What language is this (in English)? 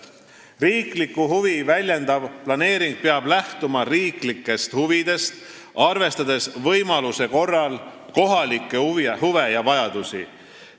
Estonian